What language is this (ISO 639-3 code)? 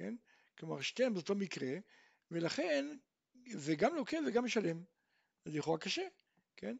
heb